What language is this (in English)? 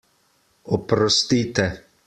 Slovenian